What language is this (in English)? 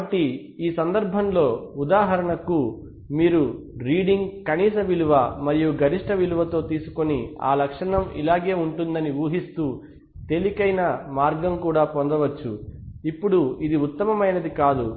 Telugu